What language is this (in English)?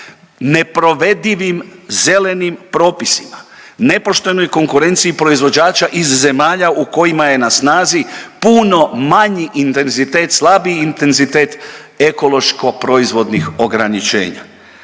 Croatian